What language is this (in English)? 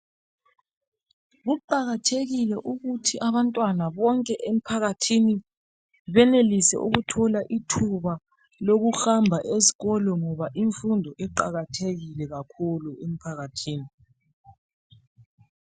North Ndebele